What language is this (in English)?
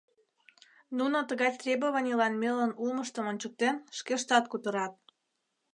Mari